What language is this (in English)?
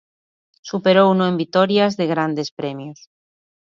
Galician